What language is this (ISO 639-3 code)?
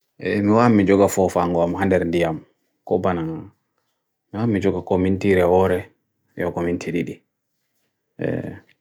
fui